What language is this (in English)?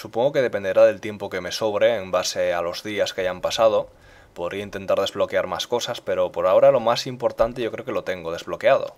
Spanish